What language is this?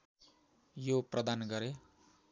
Nepali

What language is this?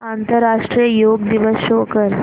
Marathi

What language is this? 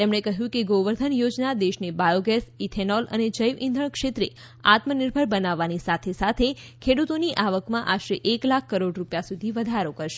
Gujarati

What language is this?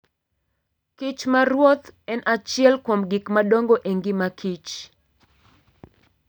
Luo (Kenya and Tanzania)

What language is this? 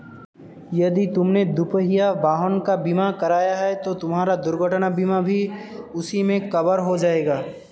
Hindi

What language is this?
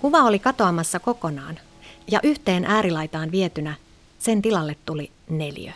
Finnish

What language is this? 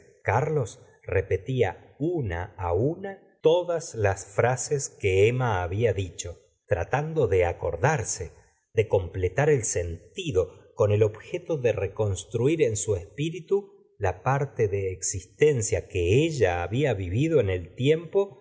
Spanish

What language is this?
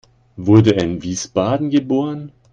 German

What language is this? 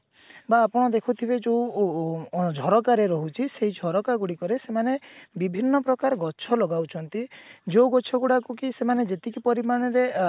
Odia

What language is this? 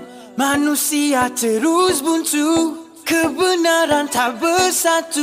Indonesian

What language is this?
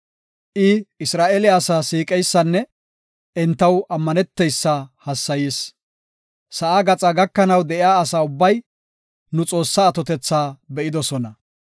Gofa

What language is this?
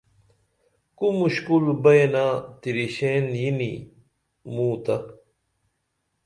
Dameli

